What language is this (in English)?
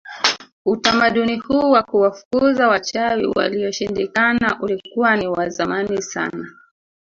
Swahili